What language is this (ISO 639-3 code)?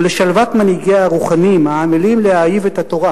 heb